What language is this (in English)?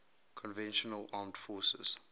English